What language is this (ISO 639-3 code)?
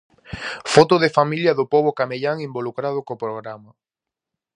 glg